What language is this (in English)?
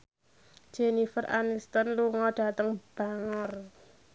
Javanese